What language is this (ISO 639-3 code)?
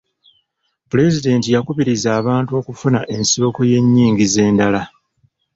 lug